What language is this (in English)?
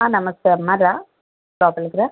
Telugu